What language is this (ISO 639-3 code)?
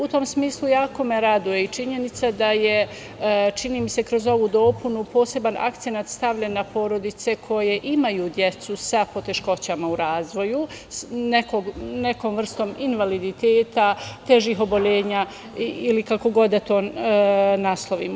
srp